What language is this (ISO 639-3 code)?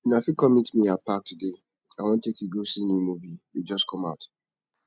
pcm